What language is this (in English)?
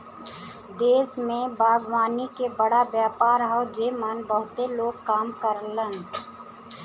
Bhojpuri